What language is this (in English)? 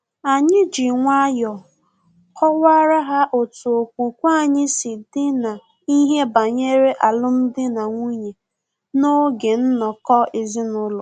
Igbo